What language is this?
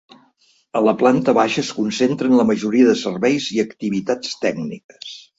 Catalan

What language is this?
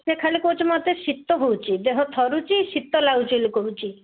Odia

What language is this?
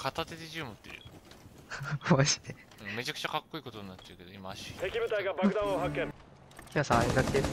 Japanese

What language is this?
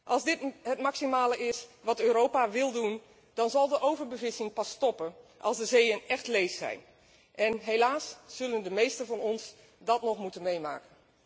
Dutch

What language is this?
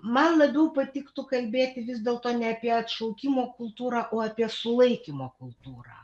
Lithuanian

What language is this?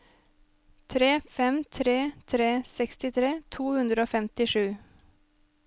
Norwegian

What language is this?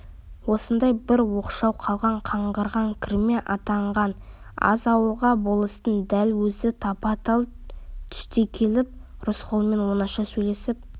Kazakh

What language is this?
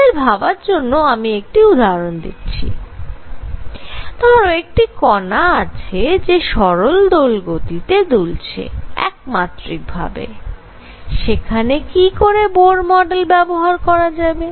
Bangla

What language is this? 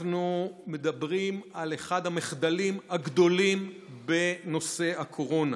Hebrew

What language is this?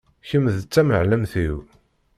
Kabyle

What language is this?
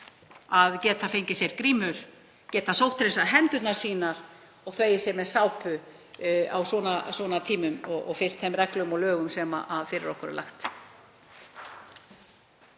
Icelandic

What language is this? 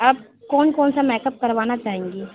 Urdu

